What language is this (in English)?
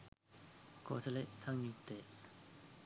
Sinhala